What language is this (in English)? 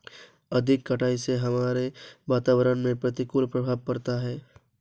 Hindi